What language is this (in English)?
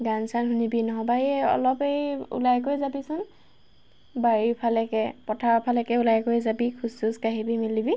Assamese